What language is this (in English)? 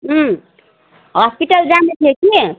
Nepali